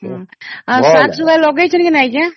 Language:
Odia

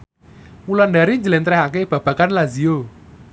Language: Javanese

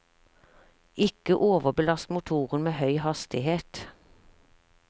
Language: Norwegian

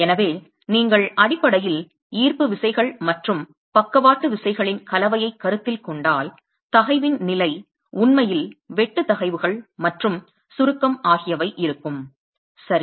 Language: Tamil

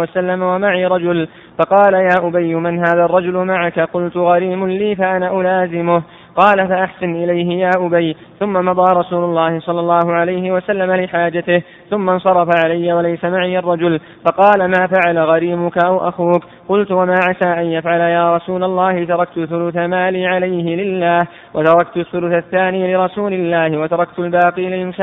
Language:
Arabic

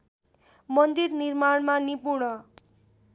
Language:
Nepali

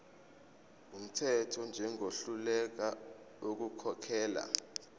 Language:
Zulu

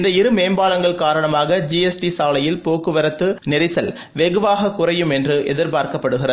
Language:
Tamil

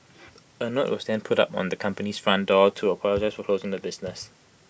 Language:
English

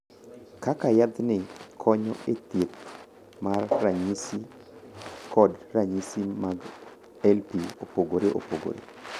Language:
Luo (Kenya and Tanzania)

